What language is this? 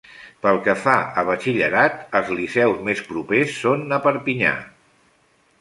Catalan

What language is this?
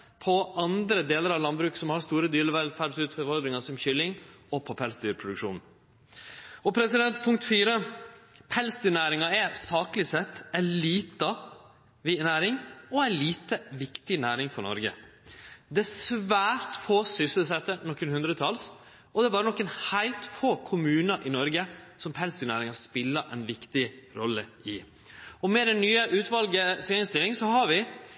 Norwegian Nynorsk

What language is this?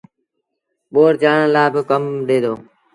Sindhi Bhil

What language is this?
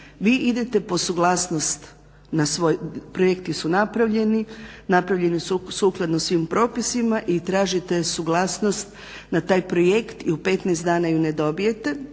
Croatian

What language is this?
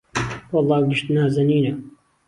Central Kurdish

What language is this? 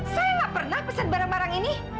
Indonesian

